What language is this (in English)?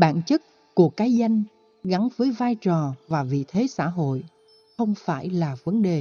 Vietnamese